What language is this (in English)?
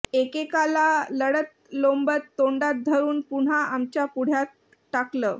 Marathi